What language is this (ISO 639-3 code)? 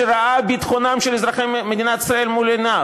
heb